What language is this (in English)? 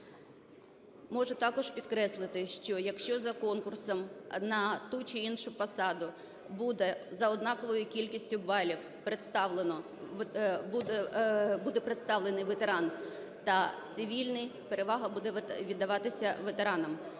Ukrainian